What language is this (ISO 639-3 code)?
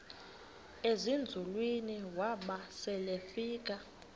xho